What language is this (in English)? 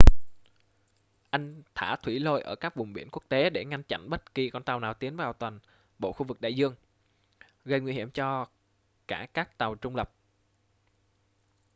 Vietnamese